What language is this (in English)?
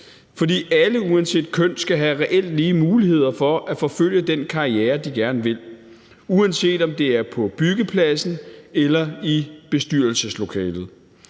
Danish